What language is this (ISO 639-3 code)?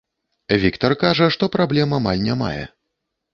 bel